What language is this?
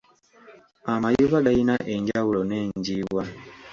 Ganda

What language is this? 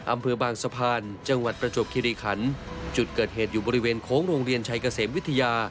Thai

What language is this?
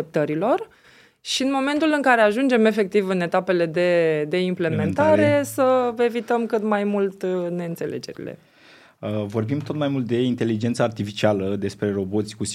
Romanian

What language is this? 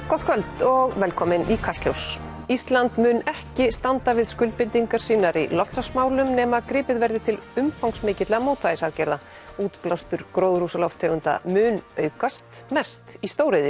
Icelandic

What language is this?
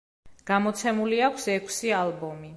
Georgian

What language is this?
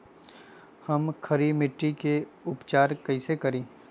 Magahi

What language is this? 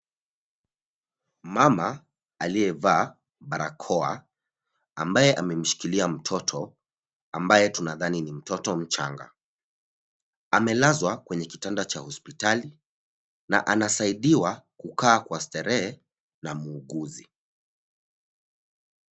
Swahili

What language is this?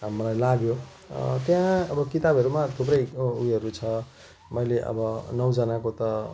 Nepali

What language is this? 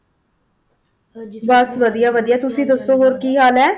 Punjabi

